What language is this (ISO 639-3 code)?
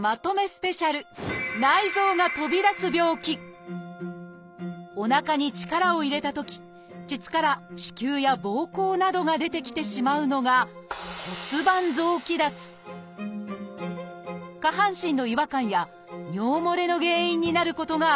jpn